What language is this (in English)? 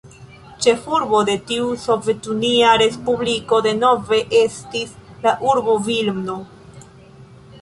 Esperanto